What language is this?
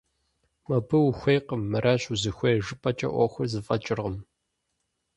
Kabardian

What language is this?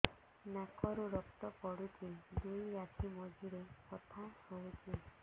Odia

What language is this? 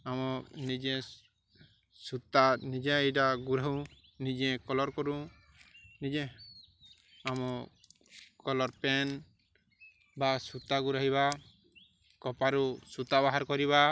Odia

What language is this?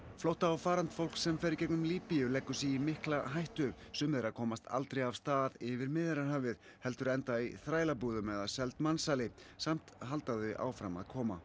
Icelandic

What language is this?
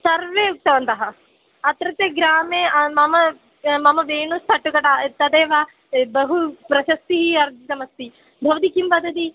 Sanskrit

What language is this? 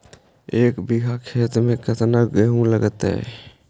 Magahi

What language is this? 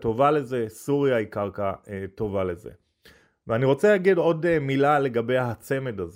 Hebrew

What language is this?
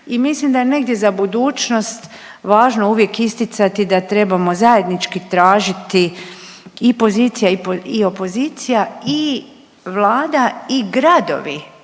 Croatian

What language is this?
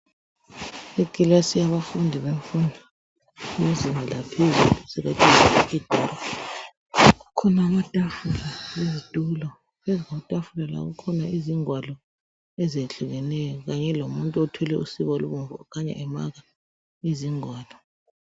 North Ndebele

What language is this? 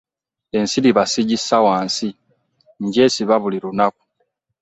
Ganda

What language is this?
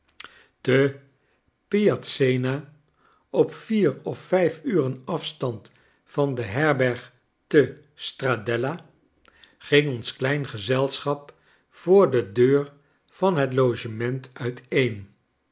Dutch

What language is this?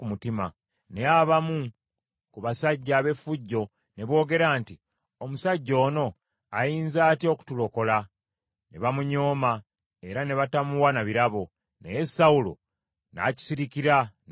Ganda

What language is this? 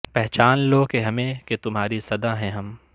Urdu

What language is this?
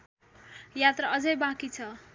Nepali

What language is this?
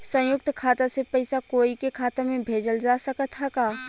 Bhojpuri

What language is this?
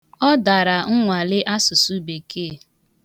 Igbo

